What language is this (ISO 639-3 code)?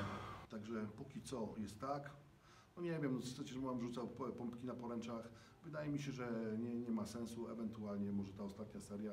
pol